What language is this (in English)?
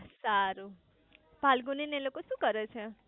Gujarati